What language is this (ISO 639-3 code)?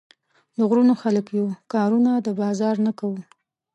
pus